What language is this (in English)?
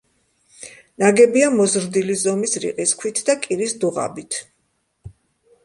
Georgian